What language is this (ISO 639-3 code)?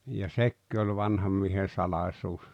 fin